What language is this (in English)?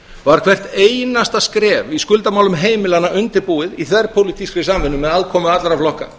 Icelandic